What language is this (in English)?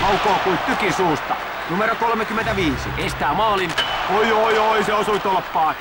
Finnish